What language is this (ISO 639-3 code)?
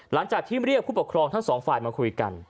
tha